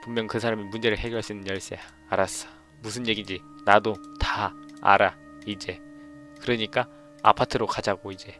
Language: Korean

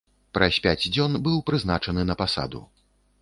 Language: Belarusian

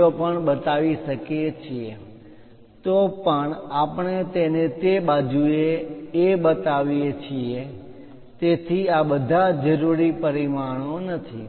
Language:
Gujarati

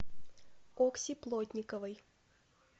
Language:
Russian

